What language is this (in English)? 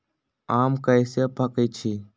Magahi